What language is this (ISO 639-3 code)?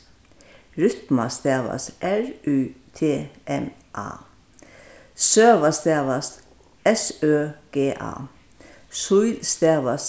fao